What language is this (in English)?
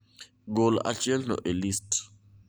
Luo (Kenya and Tanzania)